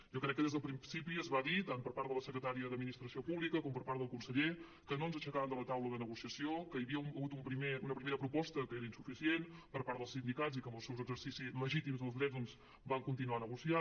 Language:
Catalan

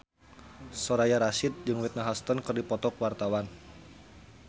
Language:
Sundanese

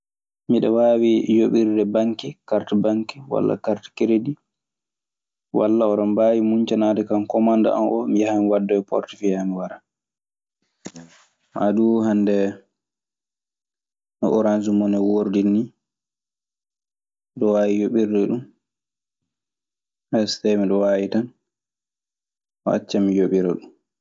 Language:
Maasina Fulfulde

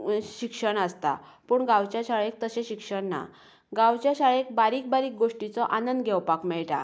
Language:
Konkani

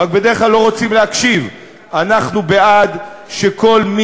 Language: Hebrew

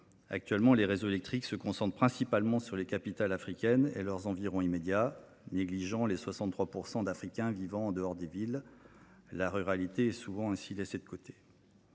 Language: French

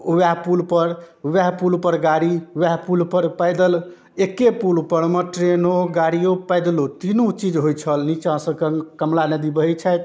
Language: Maithili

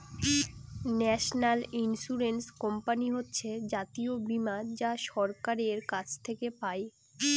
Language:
Bangla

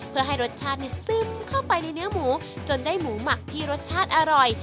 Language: Thai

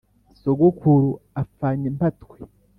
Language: Kinyarwanda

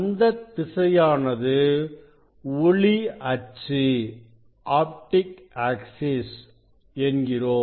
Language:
Tamil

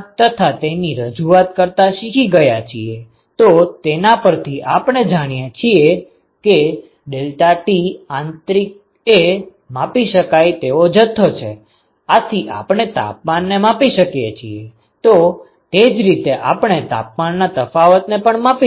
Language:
Gujarati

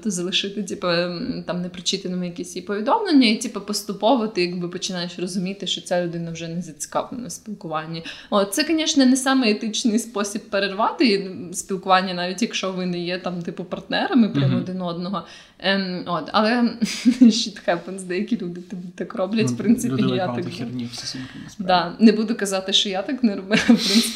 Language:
Ukrainian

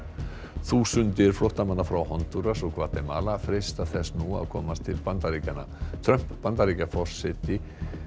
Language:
Icelandic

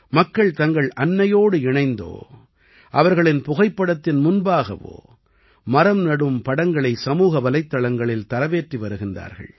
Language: Tamil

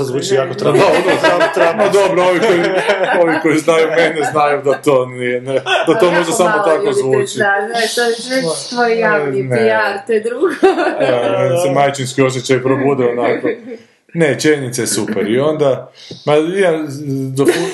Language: Croatian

